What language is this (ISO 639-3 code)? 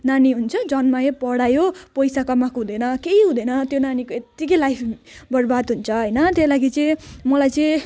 nep